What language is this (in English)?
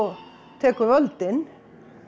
Icelandic